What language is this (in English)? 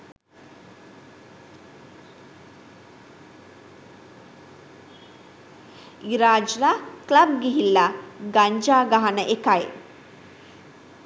Sinhala